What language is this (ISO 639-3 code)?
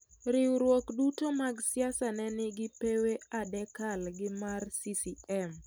luo